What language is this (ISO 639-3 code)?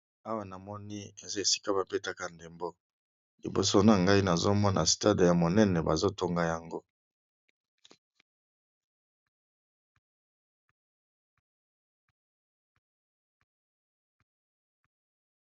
lin